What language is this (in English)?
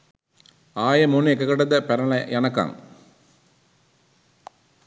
Sinhala